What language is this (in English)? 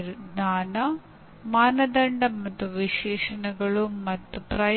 Kannada